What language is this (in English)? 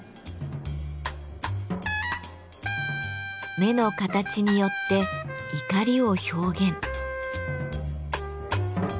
Japanese